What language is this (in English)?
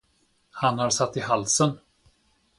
Swedish